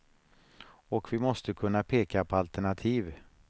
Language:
Swedish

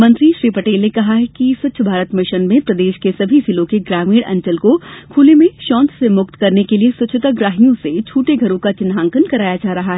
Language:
Hindi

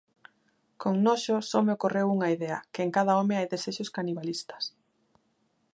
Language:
Galician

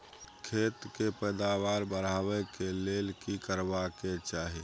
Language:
Maithili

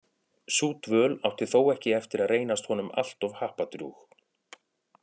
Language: Icelandic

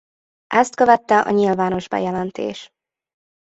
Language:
Hungarian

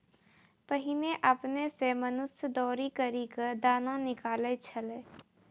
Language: Maithili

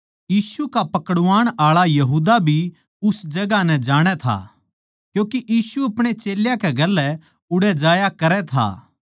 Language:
Haryanvi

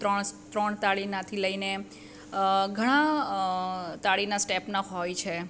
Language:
Gujarati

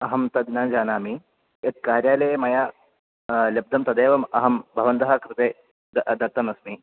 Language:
Sanskrit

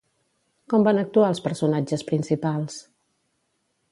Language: Catalan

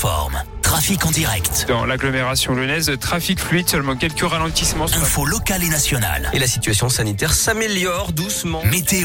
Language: French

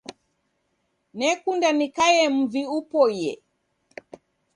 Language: Taita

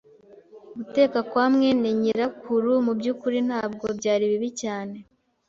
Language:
Kinyarwanda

